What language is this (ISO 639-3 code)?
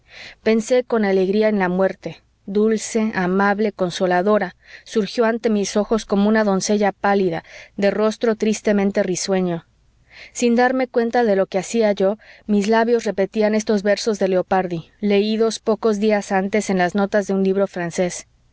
spa